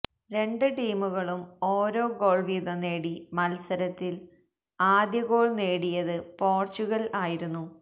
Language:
Malayalam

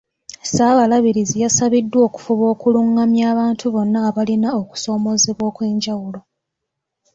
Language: Ganda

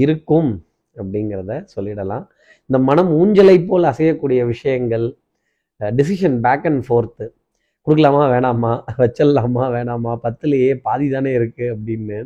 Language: Tamil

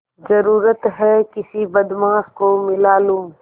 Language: Hindi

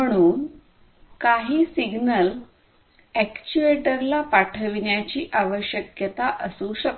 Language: Marathi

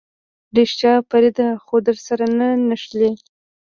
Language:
Pashto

